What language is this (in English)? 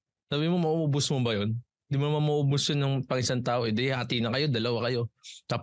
Filipino